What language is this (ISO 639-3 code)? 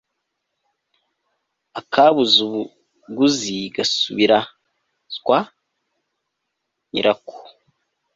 kin